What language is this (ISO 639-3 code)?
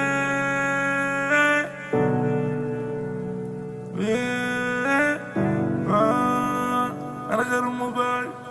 ara